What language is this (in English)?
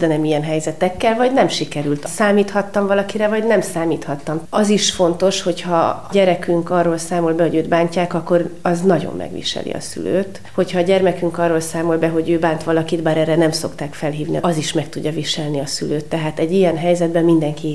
Hungarian